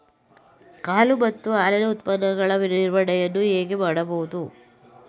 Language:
Kannada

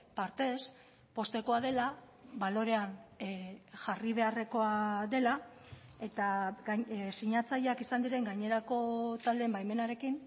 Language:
Basque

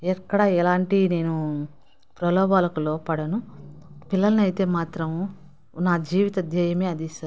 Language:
Telugu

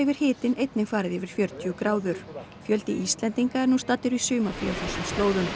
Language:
Icelandic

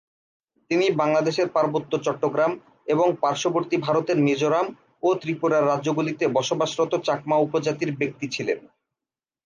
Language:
Bangla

